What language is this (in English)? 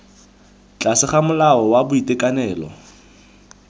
Tswana